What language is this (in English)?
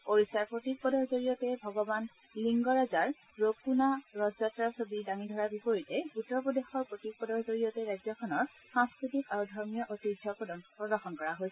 Assamese